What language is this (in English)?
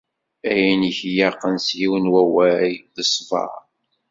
Kabyle